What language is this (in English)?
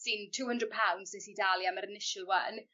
Welsh